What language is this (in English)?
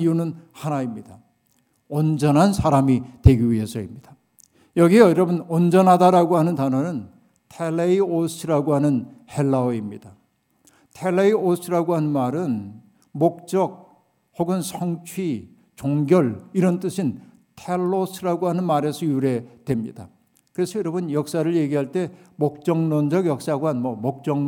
Korean